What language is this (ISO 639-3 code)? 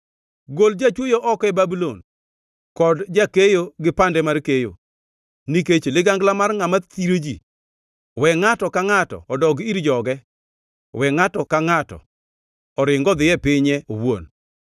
luo